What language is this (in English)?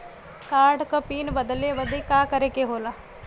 Bhojpuri